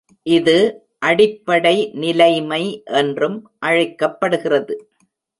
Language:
Tamil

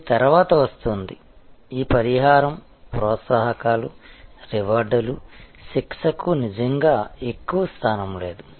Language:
Telugu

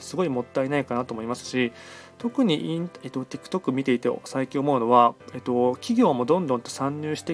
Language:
Japanese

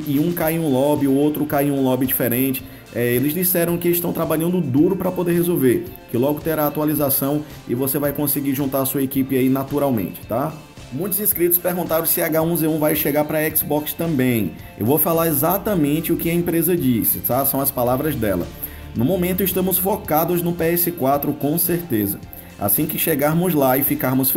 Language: Portuguese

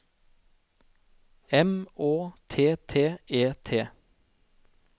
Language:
Norwegian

